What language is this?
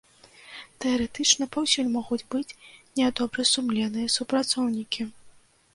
Belarusian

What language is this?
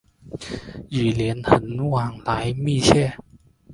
Chinese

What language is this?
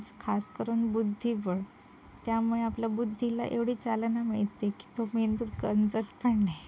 Marathi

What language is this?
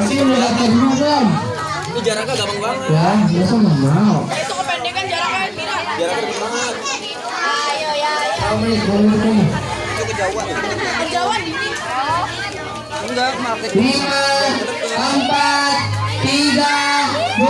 Indonesian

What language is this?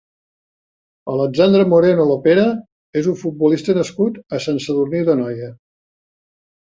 Catalan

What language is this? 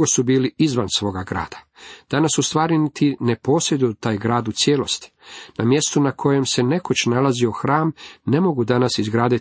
Croatian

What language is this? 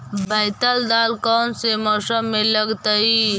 Magahi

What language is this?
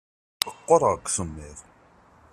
Kabyle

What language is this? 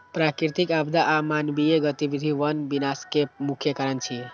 Maithili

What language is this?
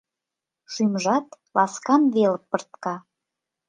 Mari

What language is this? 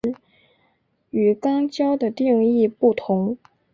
Chinese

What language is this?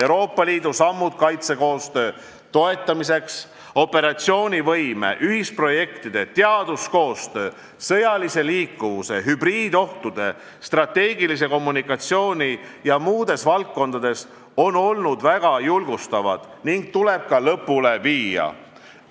Estonian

